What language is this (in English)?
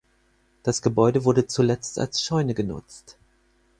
German